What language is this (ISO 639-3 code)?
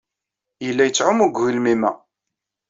kab